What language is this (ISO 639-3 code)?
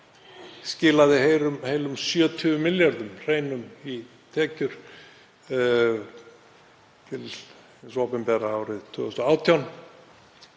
isl